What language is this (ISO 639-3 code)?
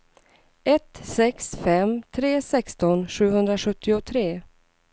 swe